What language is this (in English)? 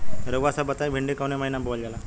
Bhojpuri